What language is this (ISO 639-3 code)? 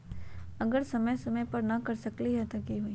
mag